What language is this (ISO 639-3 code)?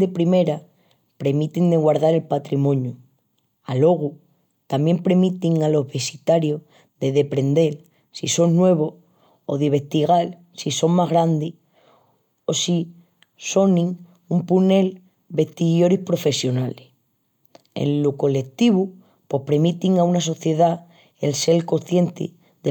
ext